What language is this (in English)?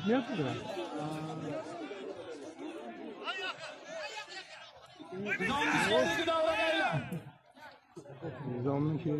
Turkish